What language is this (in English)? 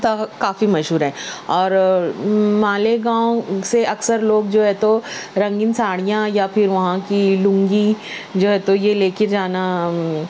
Urdu